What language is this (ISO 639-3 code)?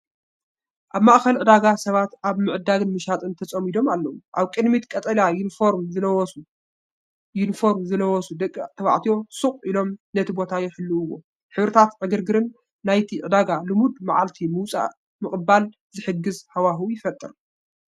tir